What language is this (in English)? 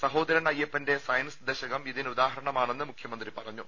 Malayalam